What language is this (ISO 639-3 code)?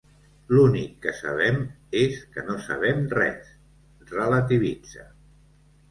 cat